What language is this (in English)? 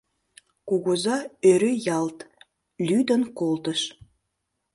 Mari